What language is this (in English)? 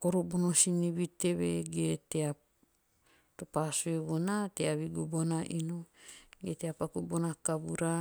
Teop